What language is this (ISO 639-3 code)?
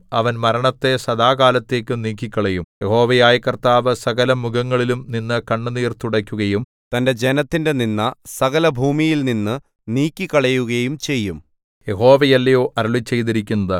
mal